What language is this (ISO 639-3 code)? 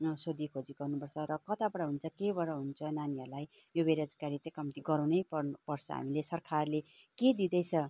nep